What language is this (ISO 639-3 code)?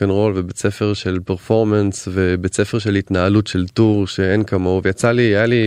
heb